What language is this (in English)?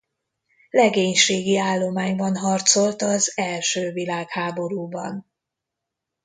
Hungarian